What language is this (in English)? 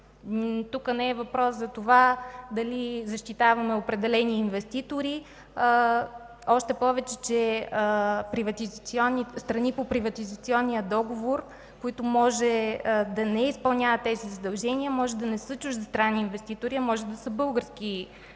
Bulgarian